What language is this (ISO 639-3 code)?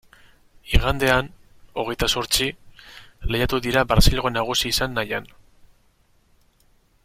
eus